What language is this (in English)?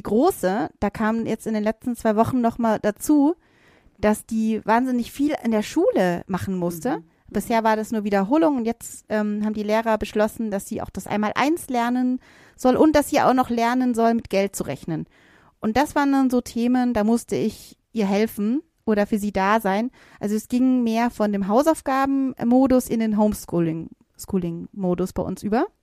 German